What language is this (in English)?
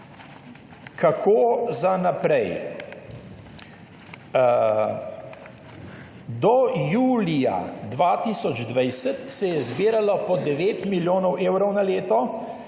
Slovenian